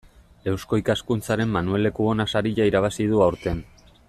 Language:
Basque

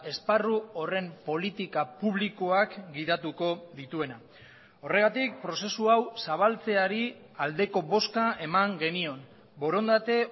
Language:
Basque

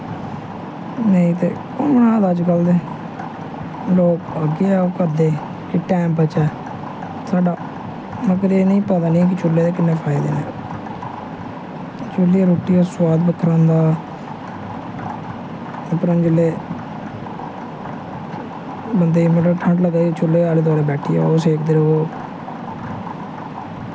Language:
Dogri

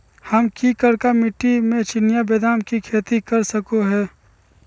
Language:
Magahi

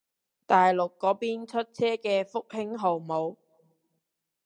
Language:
Cantonese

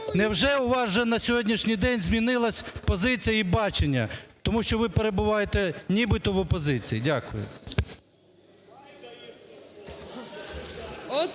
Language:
Ukrainian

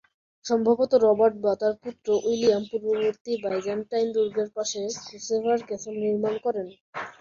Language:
Bangla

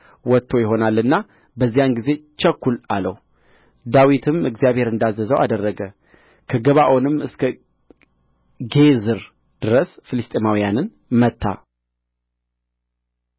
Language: Amharic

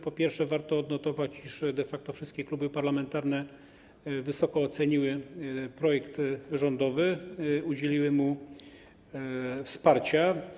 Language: Polish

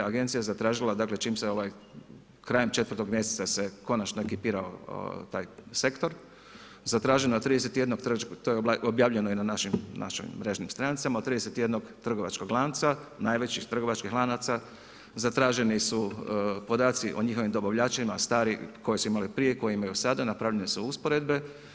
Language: Croatian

